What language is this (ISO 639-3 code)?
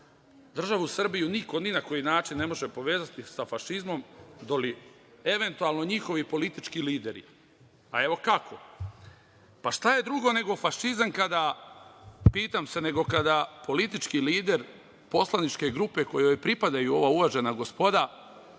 srp